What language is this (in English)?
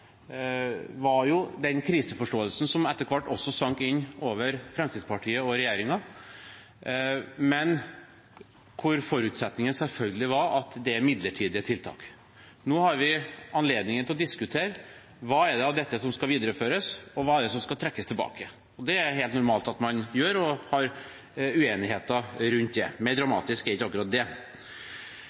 Norwegian Bokmål